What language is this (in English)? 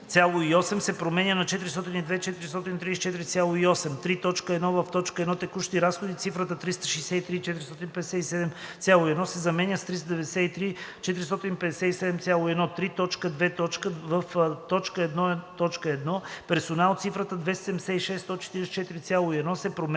Bulgarian